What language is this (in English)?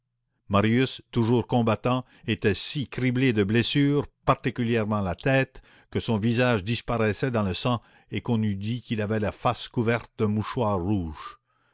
French